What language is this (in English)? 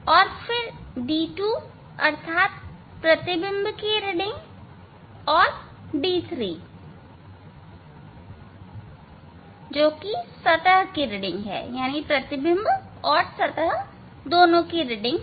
Hindi